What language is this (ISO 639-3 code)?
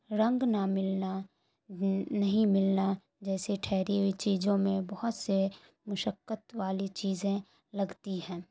urd